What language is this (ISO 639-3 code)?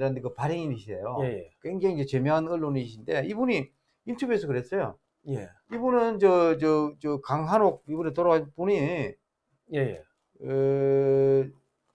kor